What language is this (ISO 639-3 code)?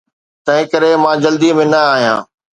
snd